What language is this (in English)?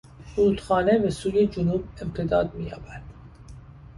Persian